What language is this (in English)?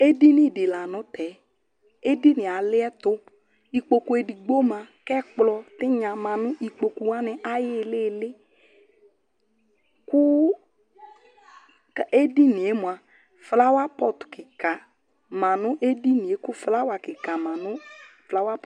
Ikposo